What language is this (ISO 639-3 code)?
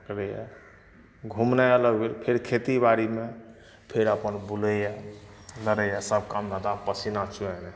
mai